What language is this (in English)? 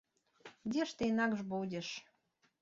Belarusian